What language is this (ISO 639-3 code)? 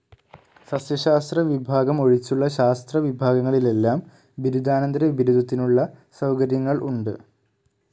mal